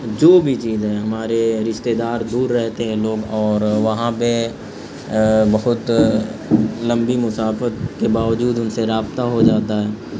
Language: Urdu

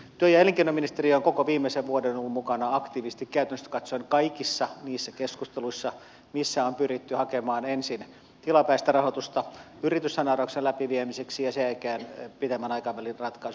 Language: Finnish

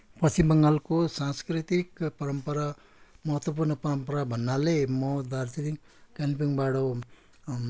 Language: Nepali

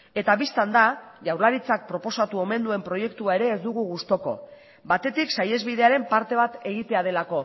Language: Basque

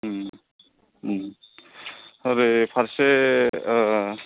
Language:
Bodo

